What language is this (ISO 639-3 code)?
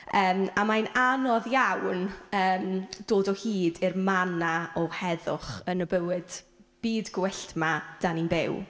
cym